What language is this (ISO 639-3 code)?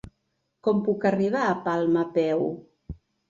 cat